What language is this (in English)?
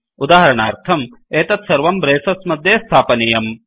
Sanskrit